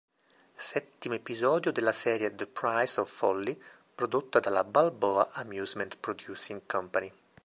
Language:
Italian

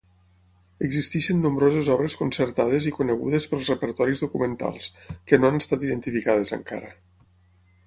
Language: Catalan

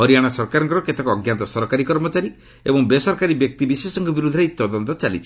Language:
Odia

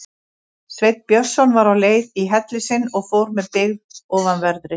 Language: Icelandic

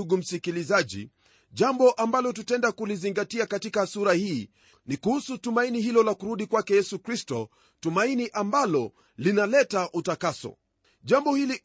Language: Swahili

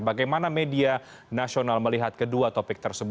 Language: Indonesian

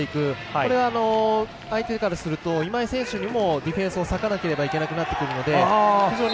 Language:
Japanese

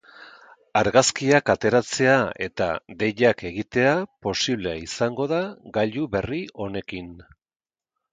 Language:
Basque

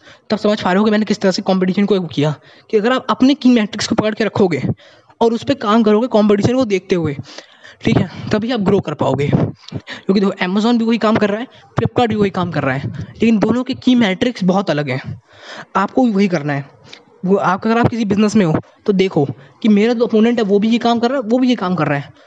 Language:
Hindi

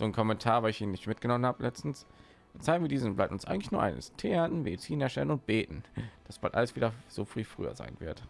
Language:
German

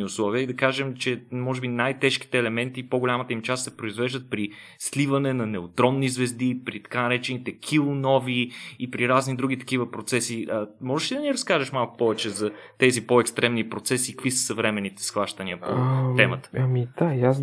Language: Bulgarian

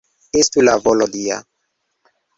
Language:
Esperanto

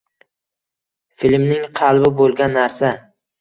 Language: Uzbek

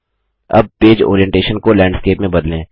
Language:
Hindi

